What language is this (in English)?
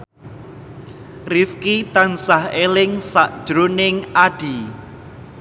Javanese